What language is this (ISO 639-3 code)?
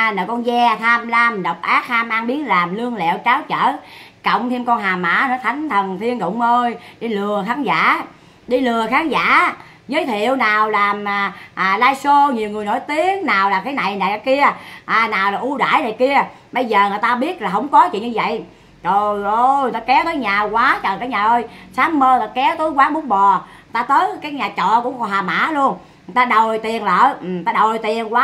vie